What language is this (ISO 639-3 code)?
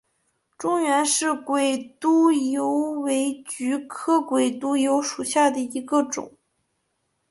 zho